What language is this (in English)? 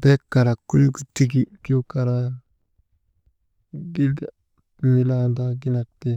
Maba